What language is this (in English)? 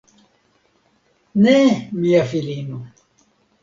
Esperanto